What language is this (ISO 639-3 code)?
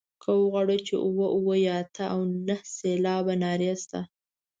pus